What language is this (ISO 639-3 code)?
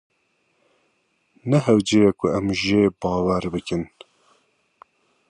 kur